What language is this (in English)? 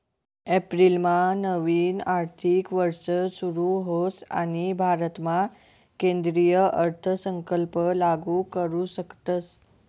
Marathi